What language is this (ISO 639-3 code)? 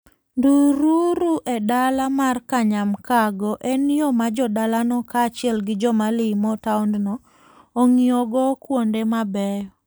luo